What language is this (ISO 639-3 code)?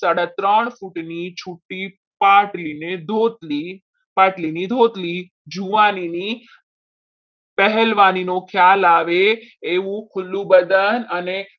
guj